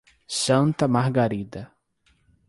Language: Portuguese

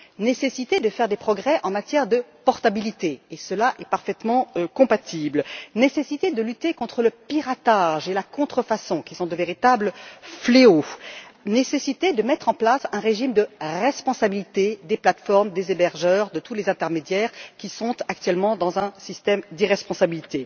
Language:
French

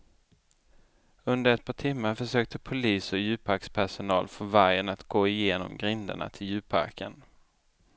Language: Swedish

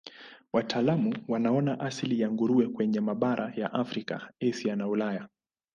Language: Swahili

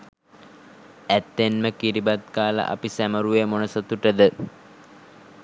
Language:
Sinhala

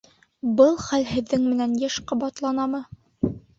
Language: Bashkir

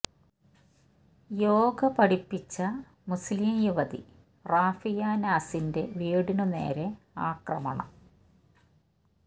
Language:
Malayalam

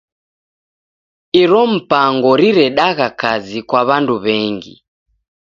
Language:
Taita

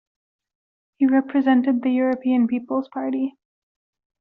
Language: English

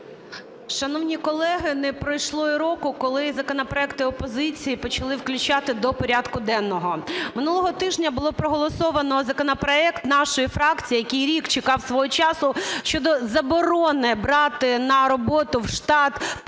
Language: Ukrainian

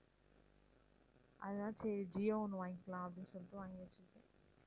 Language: Tamil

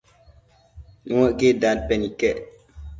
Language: Matsés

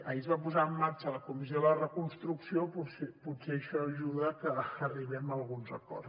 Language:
Catalan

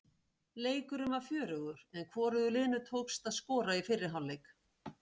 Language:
Icelandic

